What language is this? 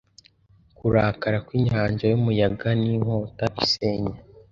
Kinyarwanda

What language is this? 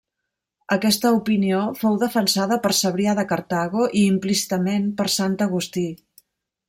Catalan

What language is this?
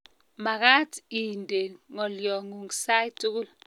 Kalenjin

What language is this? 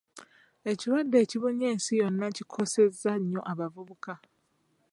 Ganda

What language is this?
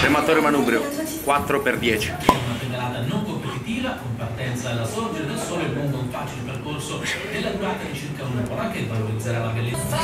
Italian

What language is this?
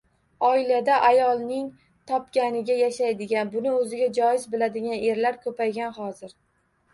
Uzbek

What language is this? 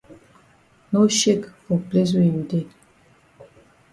Cameroon Pidgin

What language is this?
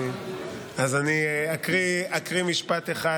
Hebrew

